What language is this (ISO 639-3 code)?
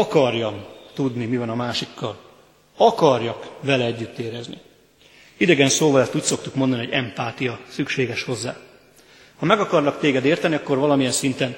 hun